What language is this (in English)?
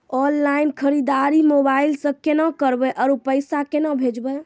Maithili